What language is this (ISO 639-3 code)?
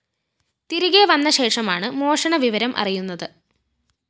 mal